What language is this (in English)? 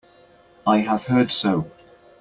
English